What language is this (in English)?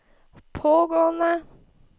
Norwegian